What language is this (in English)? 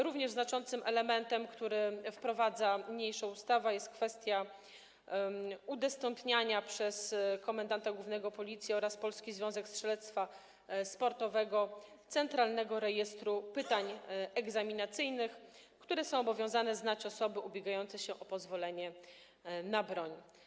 Polish